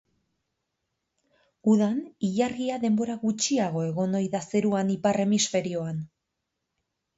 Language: Basque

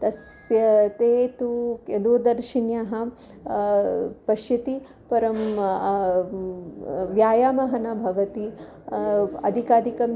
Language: Sanskrit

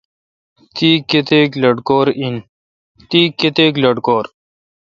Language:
Kalkoti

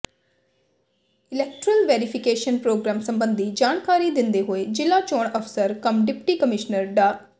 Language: Punjabi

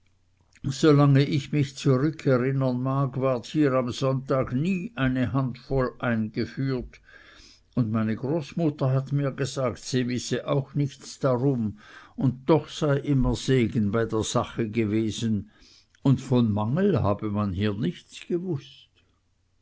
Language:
German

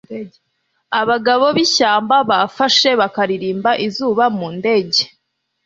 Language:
Kinyarwanda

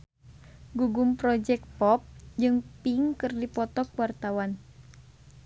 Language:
Sundanese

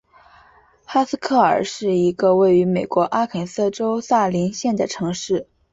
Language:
Chinese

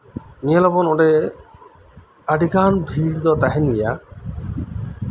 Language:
Santali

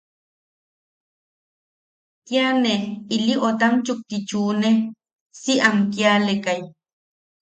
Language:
Yaqui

